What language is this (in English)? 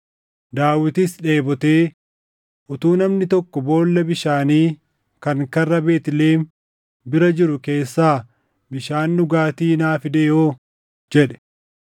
Oromo